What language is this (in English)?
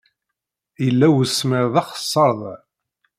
Kabyle